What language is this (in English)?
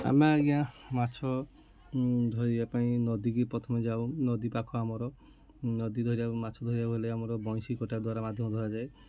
Odia